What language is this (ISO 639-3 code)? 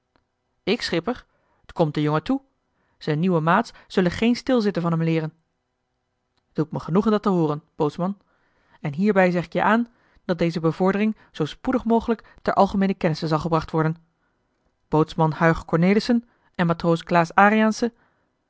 nld